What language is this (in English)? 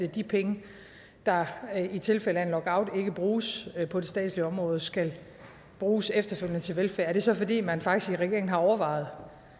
Danish